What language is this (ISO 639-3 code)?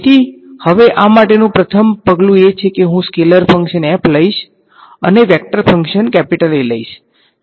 guj